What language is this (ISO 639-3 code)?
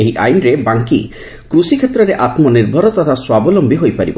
ori